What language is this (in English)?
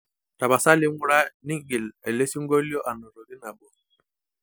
Masai